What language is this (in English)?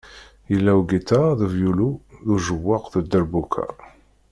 Kabyle